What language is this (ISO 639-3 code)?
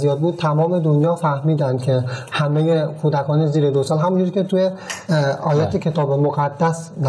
fas